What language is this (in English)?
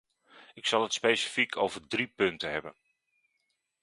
Dutch